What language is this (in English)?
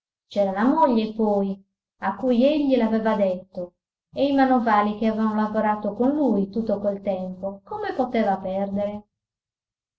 Italian